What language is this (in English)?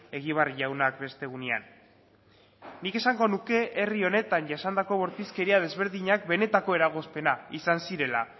Basque